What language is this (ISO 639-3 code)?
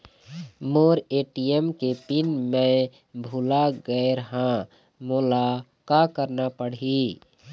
hne